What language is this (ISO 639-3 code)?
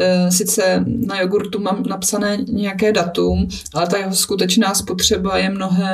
ces